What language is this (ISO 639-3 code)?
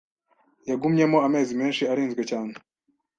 kin